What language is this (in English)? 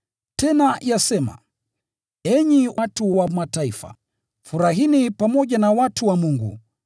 Swahili